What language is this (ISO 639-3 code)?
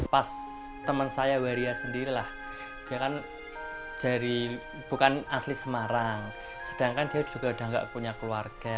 ind